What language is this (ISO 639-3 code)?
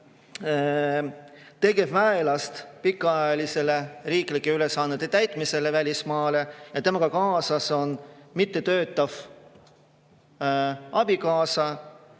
est